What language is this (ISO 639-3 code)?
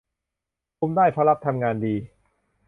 tha